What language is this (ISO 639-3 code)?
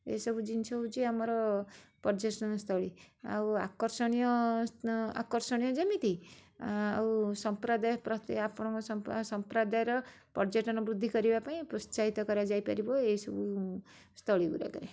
ori